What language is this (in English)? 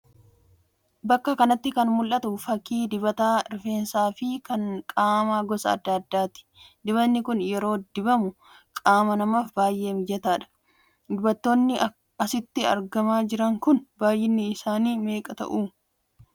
Oromo